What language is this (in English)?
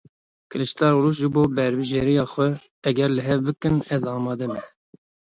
Kurdish